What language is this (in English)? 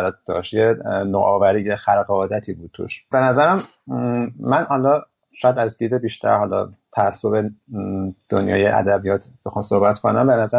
Persian